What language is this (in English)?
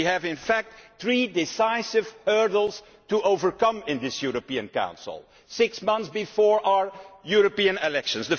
English